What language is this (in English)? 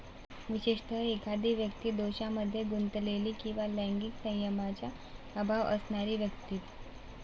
Marathi